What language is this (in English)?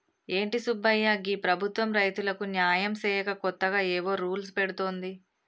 Telugu